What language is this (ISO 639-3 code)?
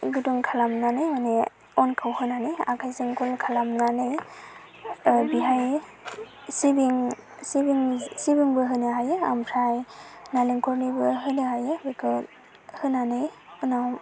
brx